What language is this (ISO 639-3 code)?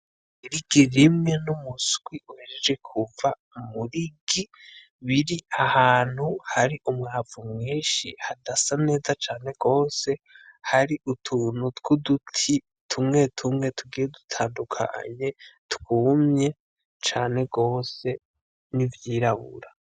run